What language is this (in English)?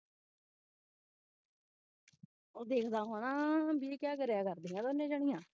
Punjabi